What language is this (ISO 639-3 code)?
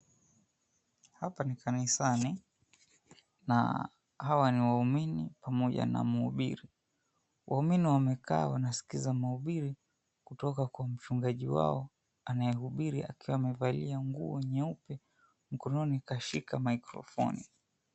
swa